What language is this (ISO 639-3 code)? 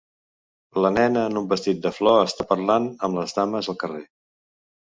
cat